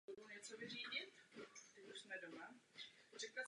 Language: Czech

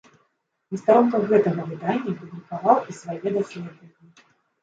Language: Belarusian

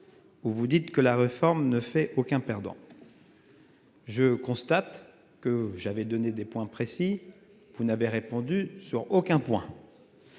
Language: French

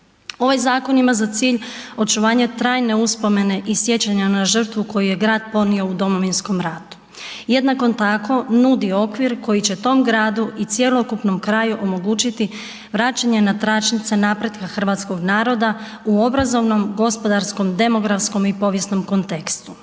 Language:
Croatian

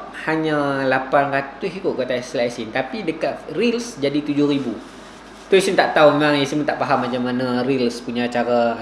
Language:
Malay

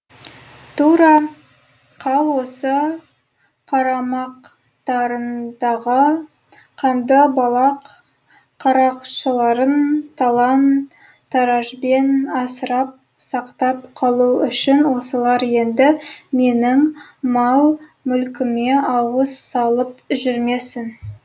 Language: Kazakh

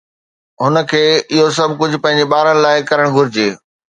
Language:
Sindhi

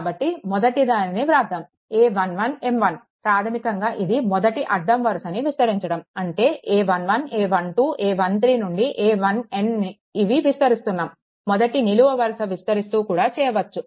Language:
Telugu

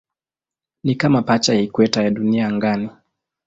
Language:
Swahili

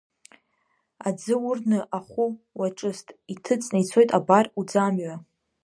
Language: Abkhazian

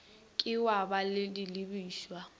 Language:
Northern Sotho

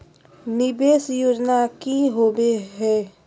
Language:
Magahi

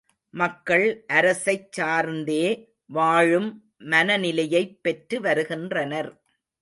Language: Tamil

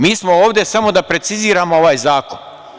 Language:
Serbian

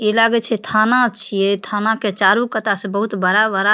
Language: Maithili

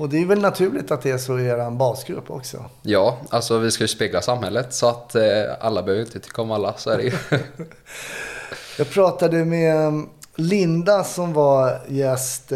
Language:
Swedish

